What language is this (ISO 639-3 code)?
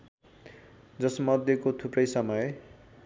nep